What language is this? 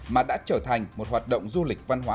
Vietnamese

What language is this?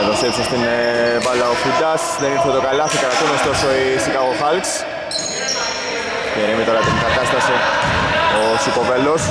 Greek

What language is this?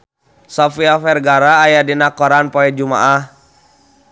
Sundanese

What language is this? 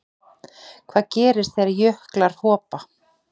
Icelandic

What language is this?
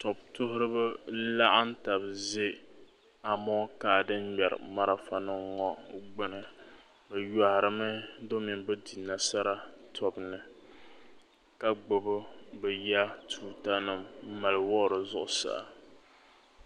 Dagbani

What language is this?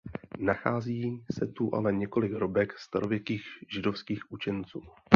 Czech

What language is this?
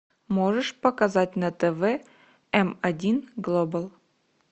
Russian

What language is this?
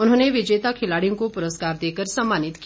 Hindi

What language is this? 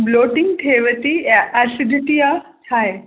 Sindhi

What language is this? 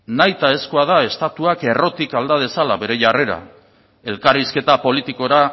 Basque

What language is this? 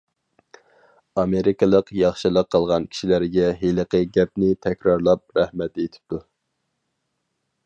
Uyghur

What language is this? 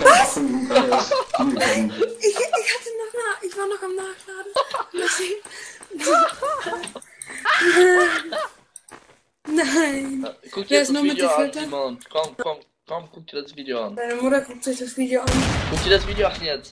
Czech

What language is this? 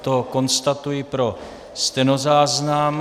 Czech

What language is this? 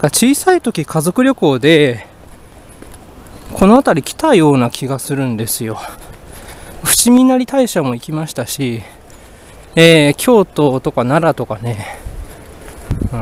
Japanese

